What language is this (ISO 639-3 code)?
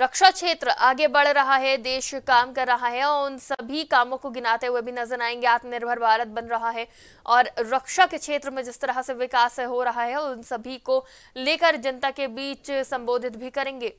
hin